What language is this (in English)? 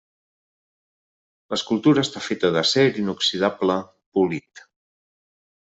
Catalan